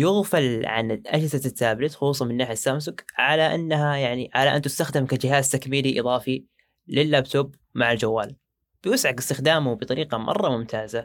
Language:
Arabic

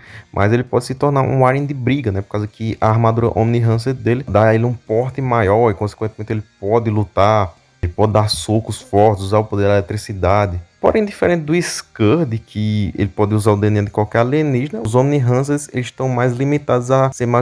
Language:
Portuguese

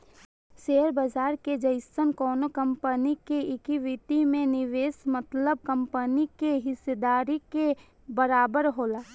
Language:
Bhojpuri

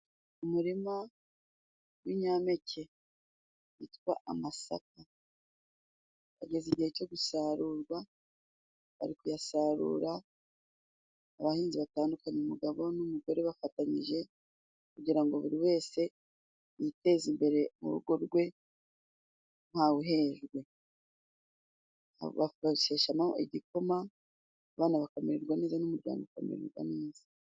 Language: Kinyarwanda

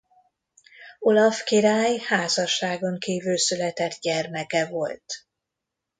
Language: Hungarian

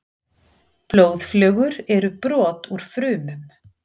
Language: Icelandic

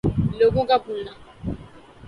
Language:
Urdu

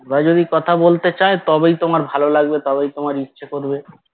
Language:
Bangla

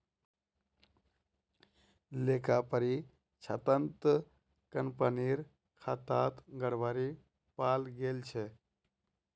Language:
Magahi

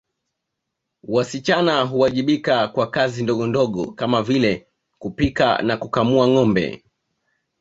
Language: Swahili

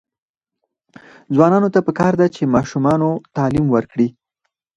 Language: Pashto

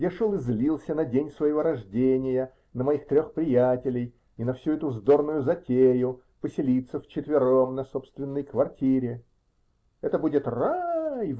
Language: Russian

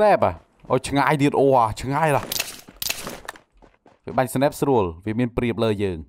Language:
Thai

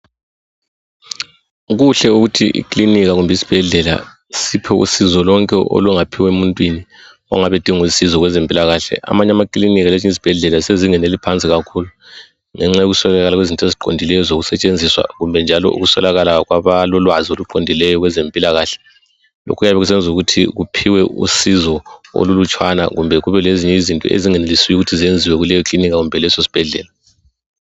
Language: North Ndebele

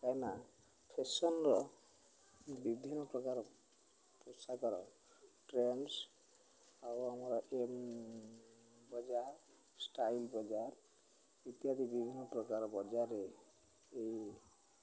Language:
Odia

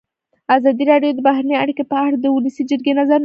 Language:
Pashto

